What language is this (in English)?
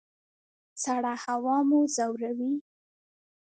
Pashto